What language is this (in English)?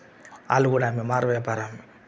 Telugu